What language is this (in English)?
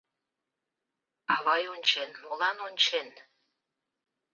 Mari